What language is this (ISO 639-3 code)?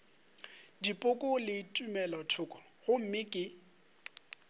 nso